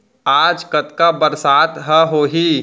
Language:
Chhattisgarhi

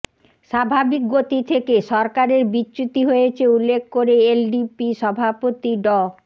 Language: Bangla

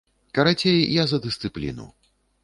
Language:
Belarusian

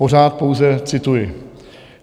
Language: Czech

